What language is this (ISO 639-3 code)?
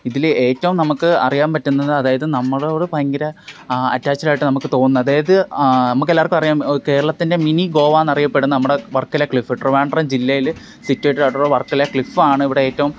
mal